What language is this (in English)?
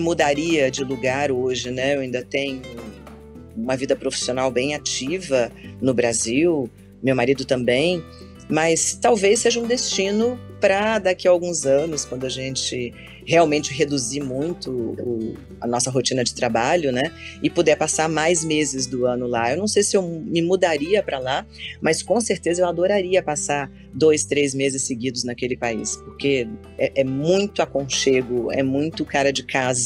Portuguese